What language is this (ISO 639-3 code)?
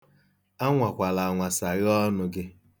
ibo